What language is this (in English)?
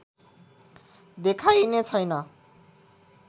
Nepali